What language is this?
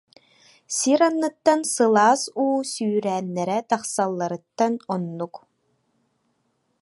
Yakut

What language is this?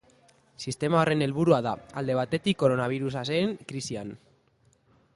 Basque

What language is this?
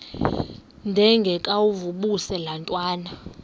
Xhosa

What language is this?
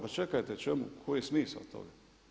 Croatian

